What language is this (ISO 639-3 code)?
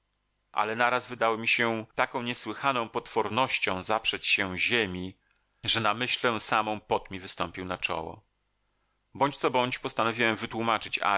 pol